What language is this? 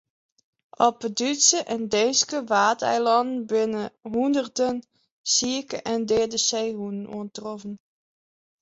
Western Frisian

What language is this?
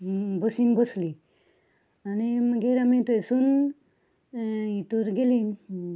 Konkani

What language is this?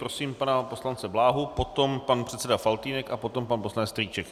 Czech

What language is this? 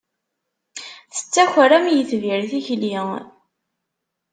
Kabyle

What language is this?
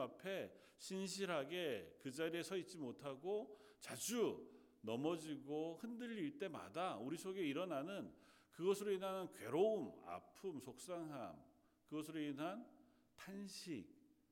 Korean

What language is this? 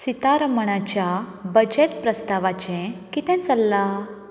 Konkani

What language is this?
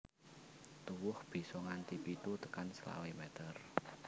Javanese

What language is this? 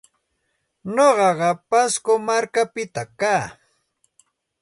Santa Ana de Tusi Pasco Quechua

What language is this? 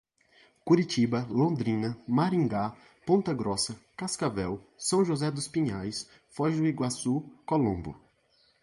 Portuguese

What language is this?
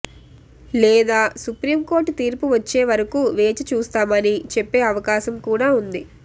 Telugu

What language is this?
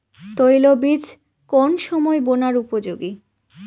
Bangla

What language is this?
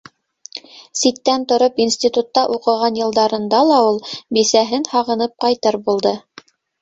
Bashkir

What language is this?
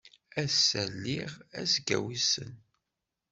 Kabyle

